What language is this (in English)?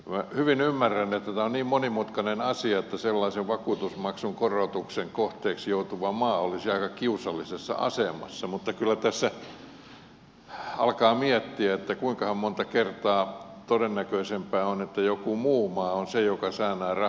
Finnish